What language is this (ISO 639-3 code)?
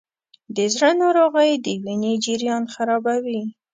pus